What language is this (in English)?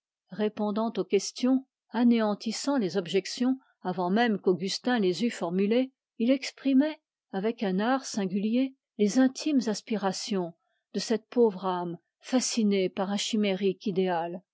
French